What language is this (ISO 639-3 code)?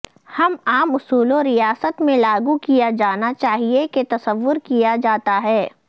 urd